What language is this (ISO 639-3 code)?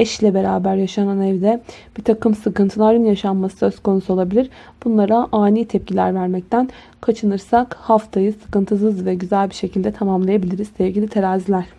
tur